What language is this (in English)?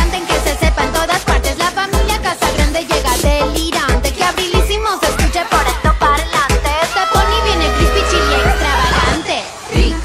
Spanish